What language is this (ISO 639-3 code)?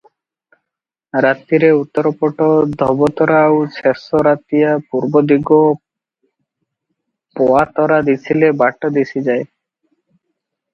ori